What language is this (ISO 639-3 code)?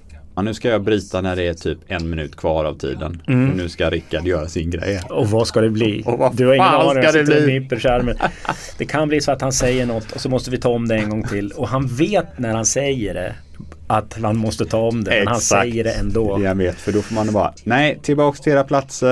swe